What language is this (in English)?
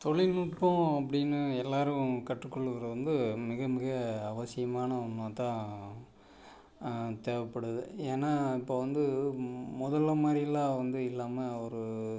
Tamil